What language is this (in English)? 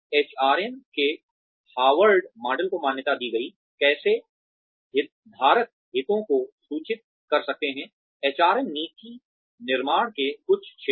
Hindi